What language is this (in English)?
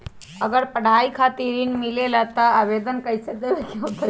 Magahi